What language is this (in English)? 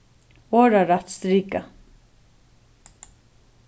Faroese